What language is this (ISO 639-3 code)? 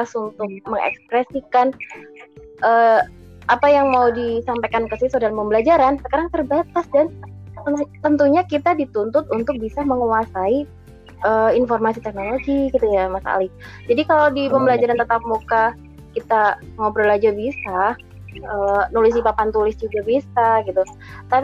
ind